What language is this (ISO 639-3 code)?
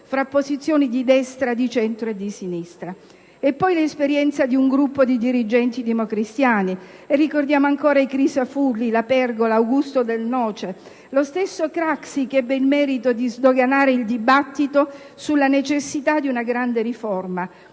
ita